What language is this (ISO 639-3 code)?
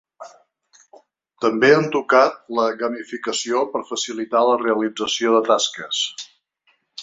cat